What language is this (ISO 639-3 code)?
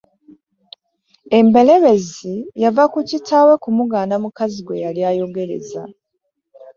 lug